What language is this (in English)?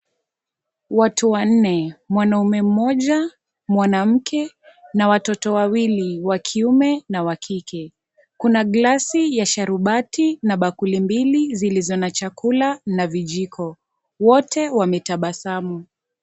Swahili